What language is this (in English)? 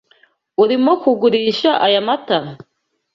Kinyarwanda